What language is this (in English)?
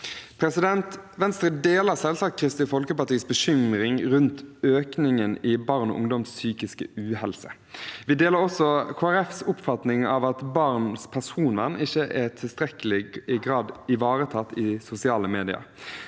Norwegian